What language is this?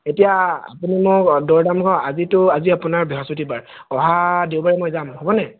Assamese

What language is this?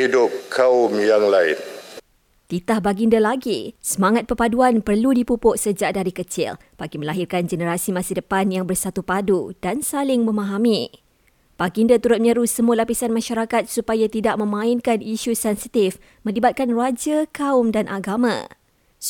Malay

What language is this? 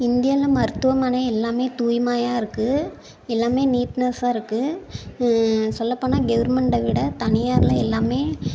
Tamil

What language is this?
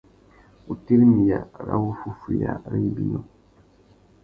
Tuki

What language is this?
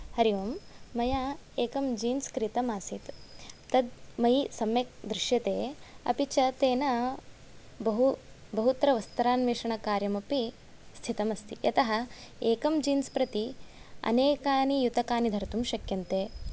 Sanskrit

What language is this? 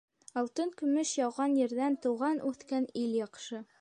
Bashkir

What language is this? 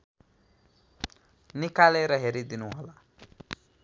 Nepali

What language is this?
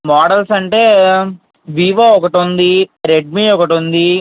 Telugu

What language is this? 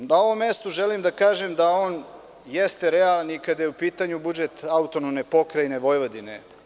Serbian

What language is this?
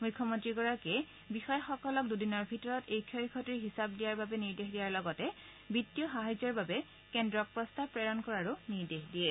Assamese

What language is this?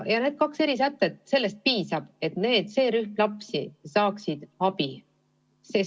Estonian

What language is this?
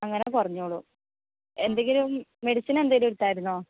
Malayalam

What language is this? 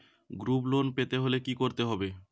Bangla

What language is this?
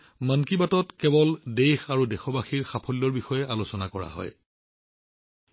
Assamese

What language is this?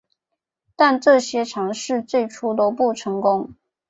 Chinese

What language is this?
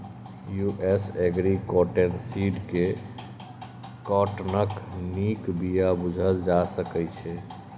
Maithili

